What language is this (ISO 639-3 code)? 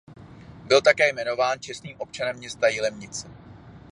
ces